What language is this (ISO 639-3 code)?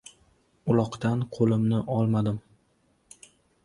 uzb